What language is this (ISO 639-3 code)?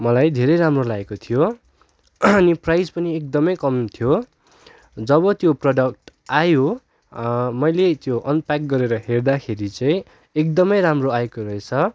nep